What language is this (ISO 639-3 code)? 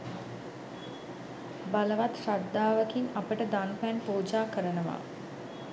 sin